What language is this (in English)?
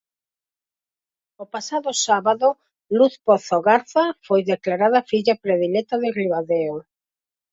Galician